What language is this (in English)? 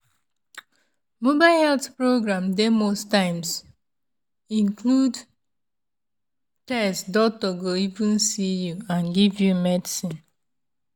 Nigerian Pidgin